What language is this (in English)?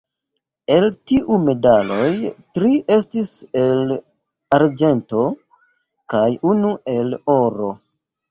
Esperanto